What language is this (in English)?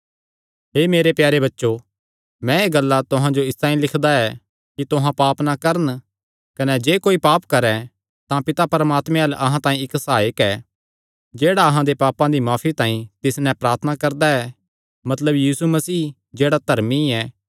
Kangri